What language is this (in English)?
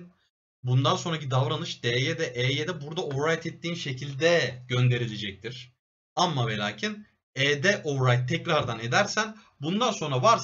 Turkish